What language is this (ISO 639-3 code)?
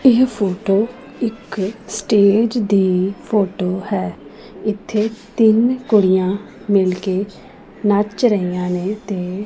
pan